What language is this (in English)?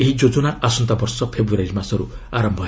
Odia